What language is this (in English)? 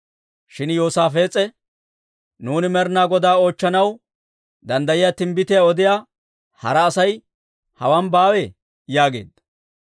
Dawro